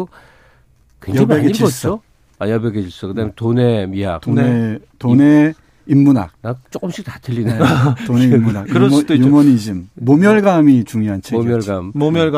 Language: Korean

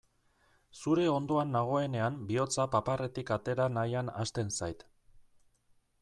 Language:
Basque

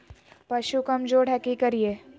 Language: Magahi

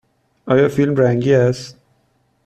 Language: Persian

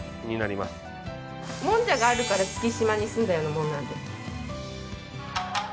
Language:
Japanese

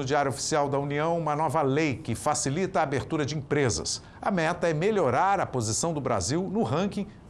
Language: Portuguese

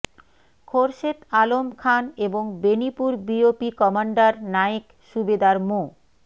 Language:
Bangla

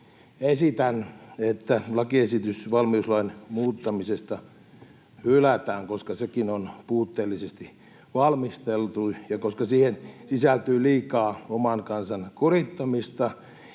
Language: Finnish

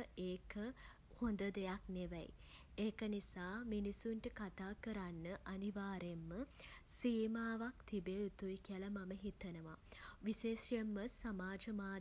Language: Sinhala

